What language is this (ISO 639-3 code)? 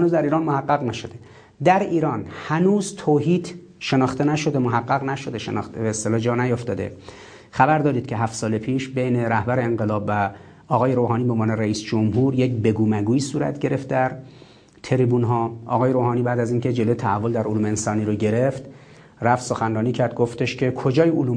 fas